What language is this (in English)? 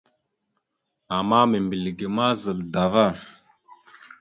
Mada (Cameroon)